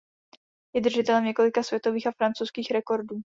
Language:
Czech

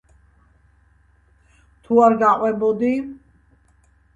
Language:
Georgian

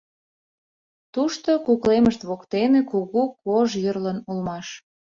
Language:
Mari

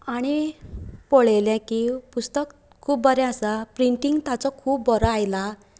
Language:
Konkani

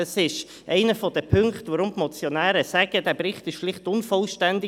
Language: Swiss German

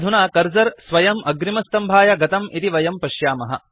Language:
Sanskrit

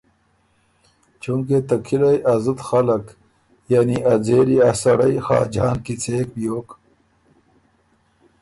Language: Ormuri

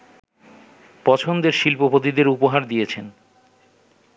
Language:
Bangla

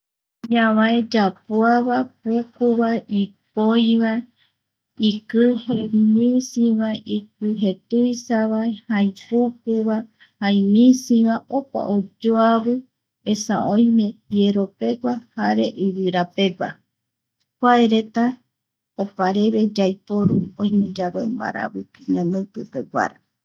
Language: Eastern Bolivian Guaraní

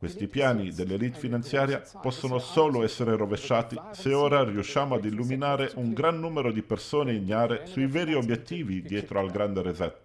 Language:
Italian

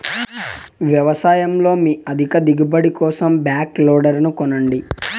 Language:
Telugu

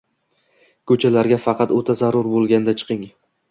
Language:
Uzbek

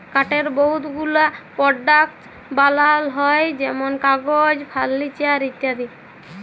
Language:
Bangla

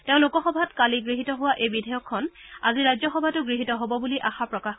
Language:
Assamese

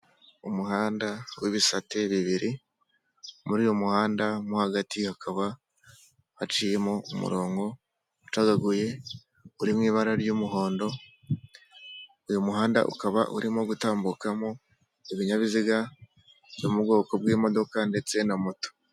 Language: Kinyarwanda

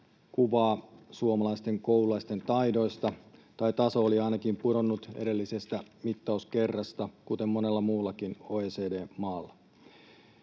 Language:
Finnish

